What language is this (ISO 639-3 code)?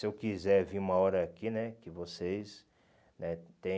por